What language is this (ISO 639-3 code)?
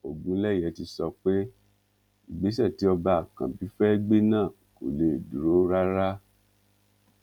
yor